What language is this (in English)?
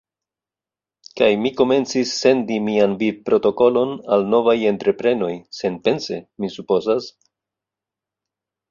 Esperanto